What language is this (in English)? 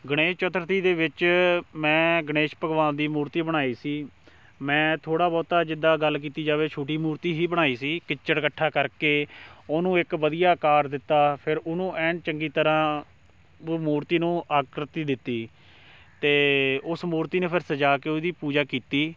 Punjabi